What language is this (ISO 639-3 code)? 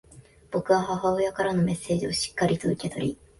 jpn